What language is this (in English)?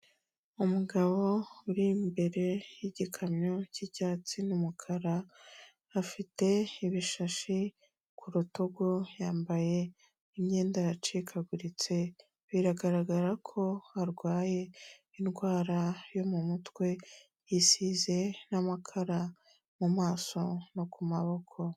Kinyarwanda